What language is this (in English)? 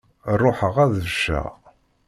Kabyle